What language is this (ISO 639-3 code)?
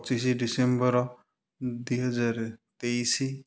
ori